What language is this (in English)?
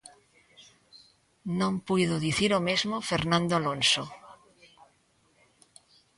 Galician